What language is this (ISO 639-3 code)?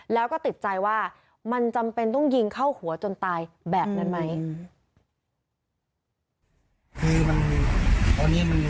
tha